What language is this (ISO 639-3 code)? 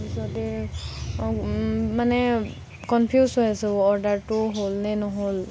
asm